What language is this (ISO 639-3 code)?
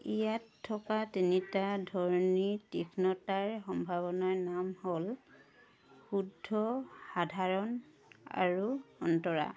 asm